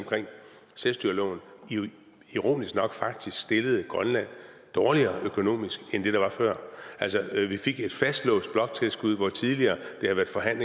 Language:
Danish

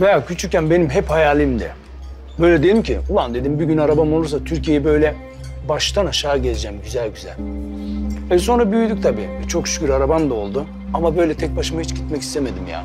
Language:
Turkish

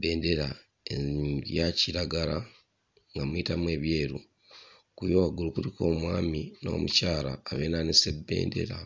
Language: Ganda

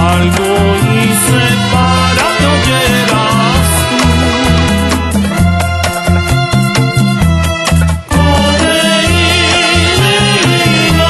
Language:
Spanish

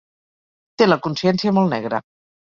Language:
Catalan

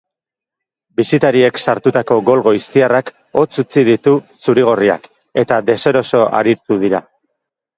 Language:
Basque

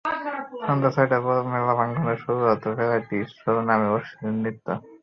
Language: Bangla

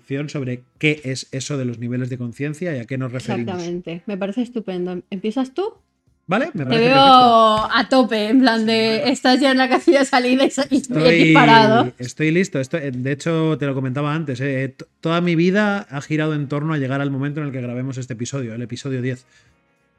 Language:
Spanish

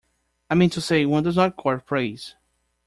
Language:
English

